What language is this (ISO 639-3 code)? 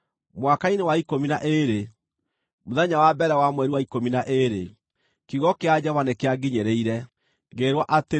kik